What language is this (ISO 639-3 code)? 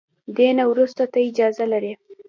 pus